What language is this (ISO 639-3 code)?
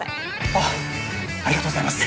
jpn